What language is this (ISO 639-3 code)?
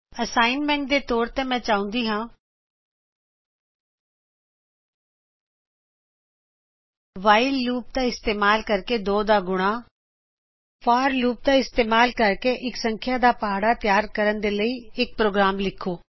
pan